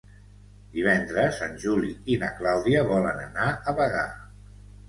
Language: Catalan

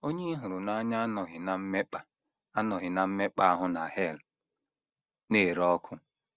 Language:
Igbo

